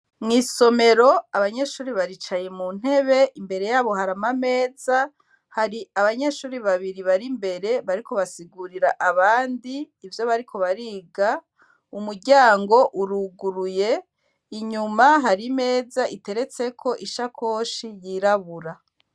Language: Rundi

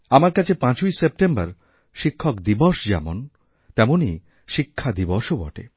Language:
Bangla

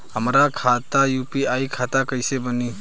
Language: Bhojpuri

